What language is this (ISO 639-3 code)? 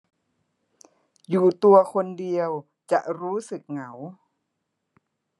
tha